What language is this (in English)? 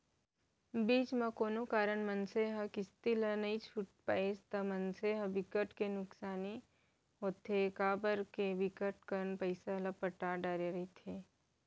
Chhattisgarhi